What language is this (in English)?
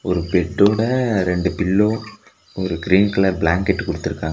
Tamil